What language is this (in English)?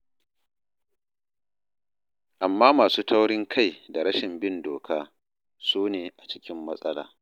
Hausa